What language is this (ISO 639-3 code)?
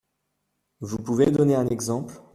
fra